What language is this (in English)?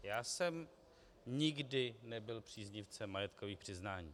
Czech